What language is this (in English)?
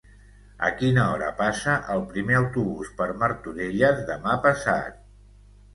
Catalan